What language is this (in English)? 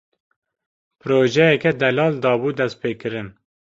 Kurdish